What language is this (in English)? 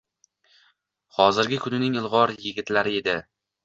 Uzbek